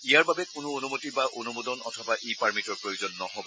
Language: Assamese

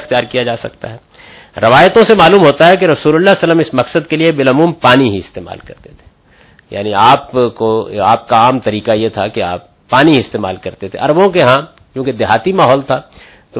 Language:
Urdu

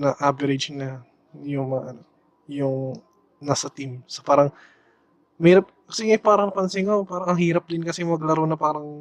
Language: Filipino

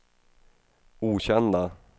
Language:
Swedish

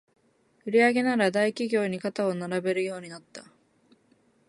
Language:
Japanese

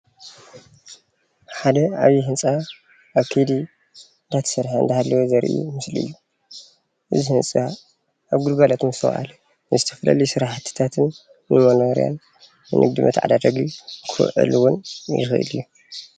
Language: Tigrinya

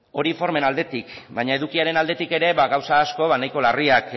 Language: Basque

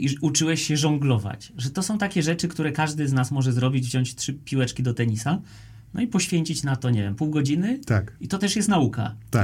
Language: Polish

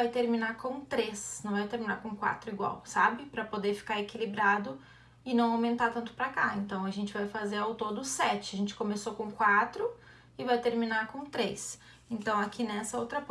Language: Portuguese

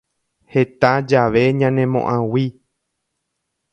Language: Guarani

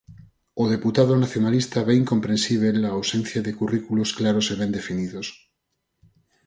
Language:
Galician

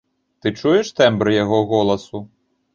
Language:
Belarusian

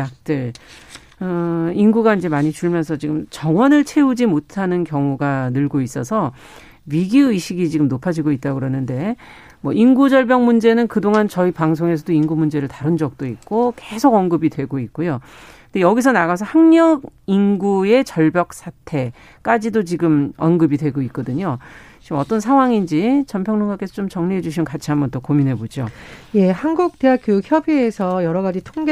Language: Korean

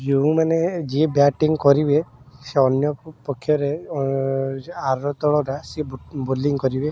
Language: Odia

